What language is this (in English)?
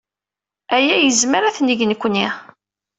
Kabyle